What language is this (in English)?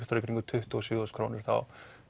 Icelandic